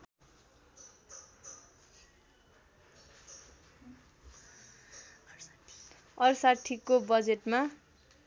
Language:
Nepali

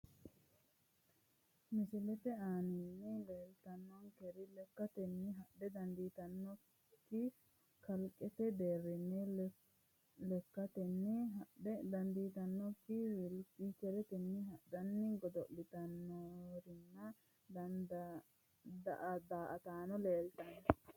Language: Sidamo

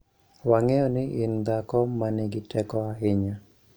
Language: Luo (Kenya and Tanzania)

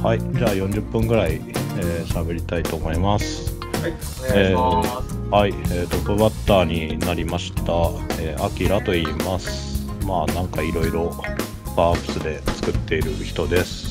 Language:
Japanese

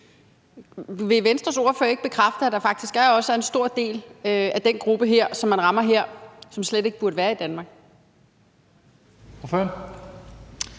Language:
Danish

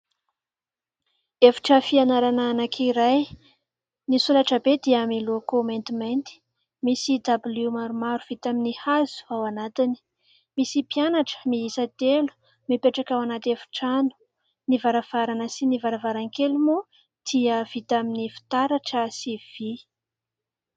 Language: Malagasy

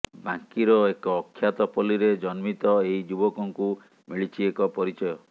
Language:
Odia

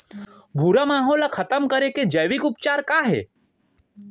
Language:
Chhattisgarhi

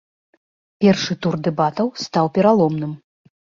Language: Belarusian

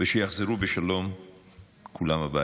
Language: Hebrew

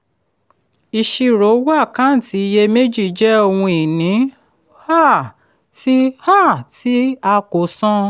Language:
Yoruba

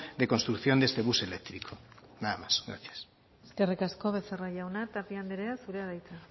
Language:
Basque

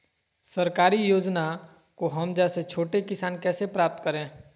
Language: Magahi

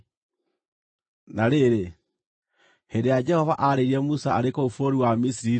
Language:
Kikuyu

